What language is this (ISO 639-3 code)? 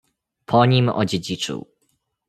pol